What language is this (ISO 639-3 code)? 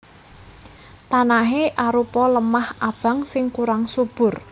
jav